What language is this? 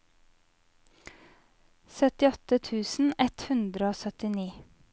Norwegian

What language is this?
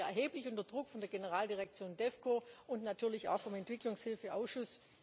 German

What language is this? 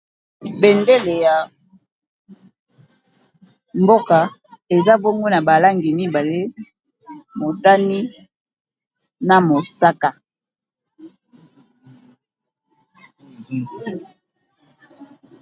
Lingala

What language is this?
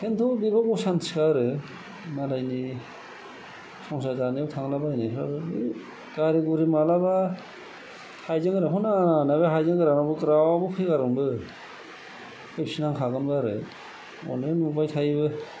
Bodo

